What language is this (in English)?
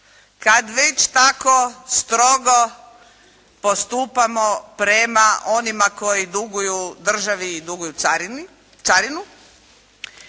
Croatian